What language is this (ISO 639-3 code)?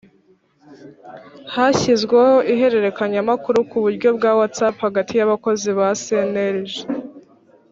kin